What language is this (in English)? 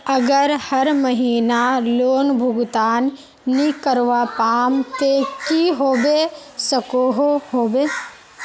Magahi